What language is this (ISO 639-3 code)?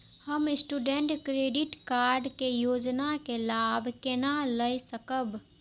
mai